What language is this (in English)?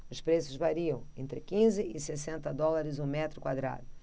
Portuguese